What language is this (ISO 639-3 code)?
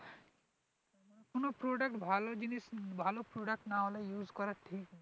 ben